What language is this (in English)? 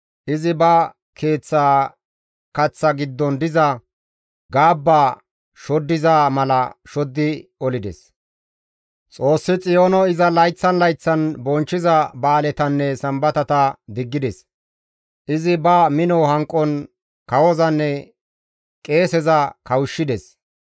Gamo